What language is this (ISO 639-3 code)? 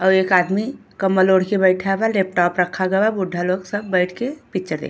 bho